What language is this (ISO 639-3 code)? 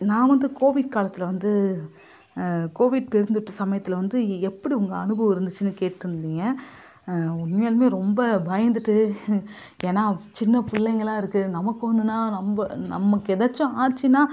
tam